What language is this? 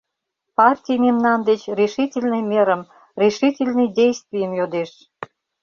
Mari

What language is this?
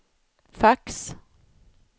Swedish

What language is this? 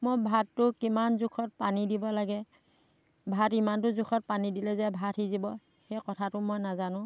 Assamese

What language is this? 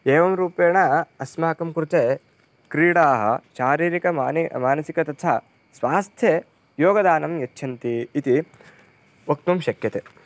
Sanskrit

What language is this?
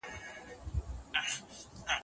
Pashto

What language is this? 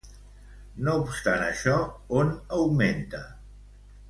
Catalan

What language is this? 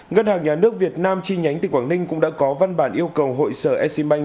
Vietnamese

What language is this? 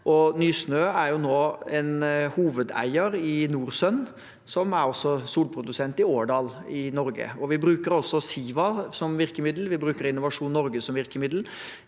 Norwegian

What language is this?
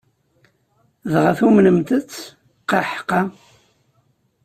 Kabyle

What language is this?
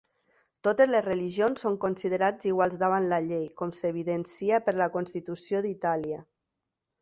Catalan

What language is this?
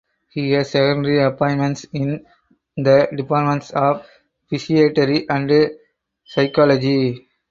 English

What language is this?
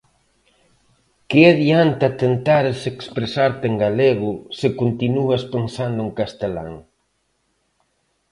Galician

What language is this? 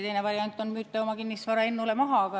Estonian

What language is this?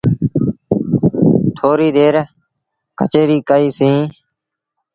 Sindhi Bhil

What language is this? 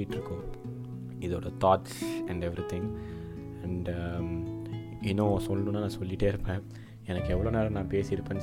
Tamil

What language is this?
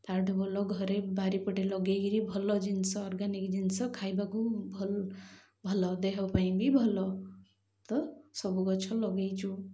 Odia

